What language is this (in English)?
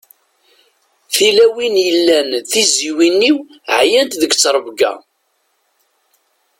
Kabyle